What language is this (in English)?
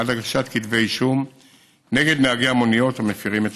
Hebrew